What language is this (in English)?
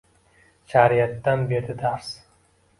Uzbek